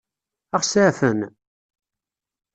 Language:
Kabyle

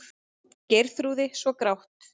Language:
Icelandic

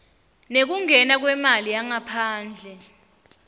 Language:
Swati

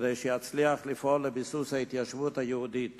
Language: Hebrew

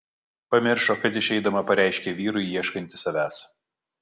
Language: Lithuanian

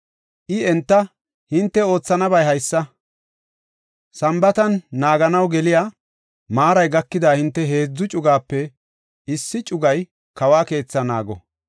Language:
Gofa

